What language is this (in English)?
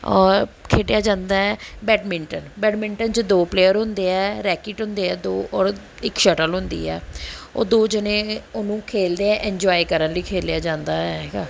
Punjabi